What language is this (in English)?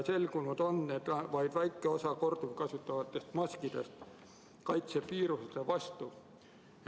Estonian